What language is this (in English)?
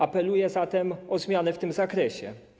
Polish